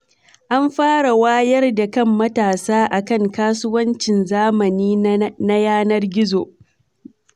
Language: Hausa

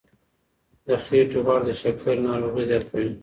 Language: Pashto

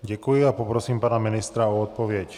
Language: Czech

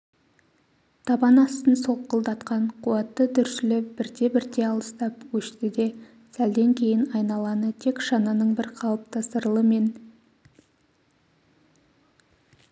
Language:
Kazakh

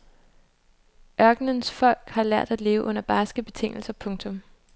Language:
Danish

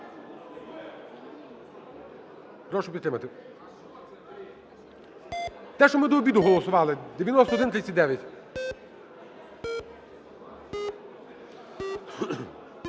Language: Ukrainian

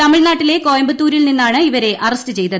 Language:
Malayalam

